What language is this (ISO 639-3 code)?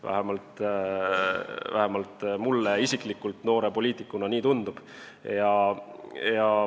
est